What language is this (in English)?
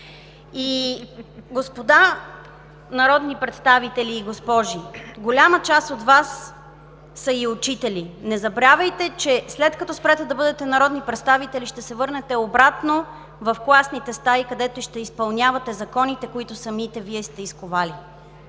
Bulgarian